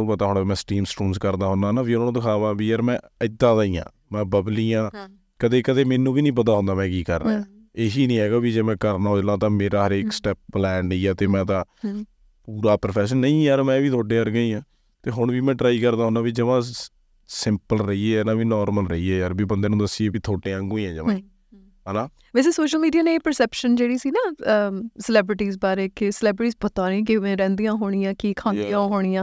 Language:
Punjabi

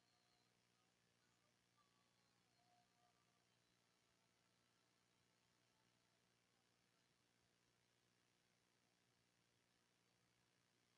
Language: Indonesian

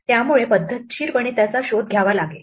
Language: Marathi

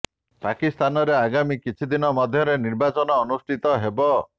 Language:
Odia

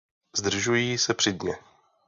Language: Czech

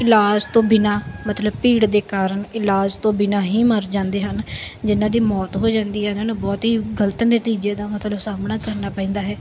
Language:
Punjabi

